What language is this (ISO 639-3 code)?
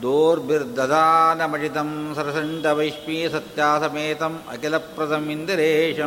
kan